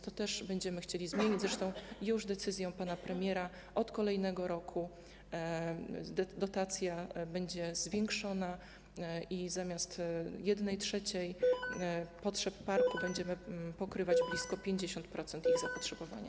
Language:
Polish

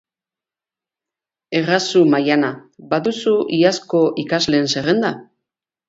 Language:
Basque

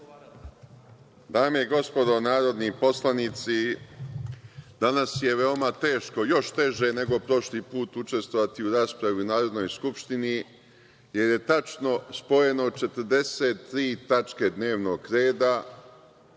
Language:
Serbian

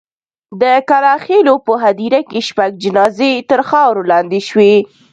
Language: Pashto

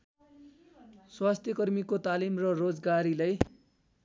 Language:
Nepali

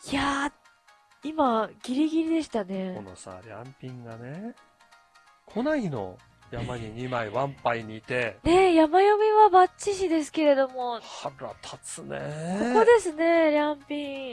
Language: Japanese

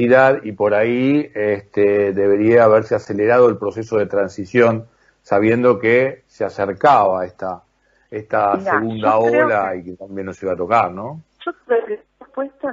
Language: Spanish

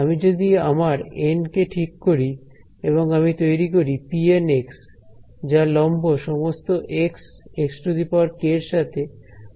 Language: Bangla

